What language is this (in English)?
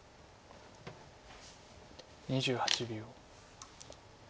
Japanese